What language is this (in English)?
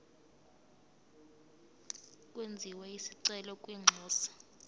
Zulu